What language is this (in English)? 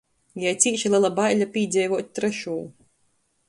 Latgalian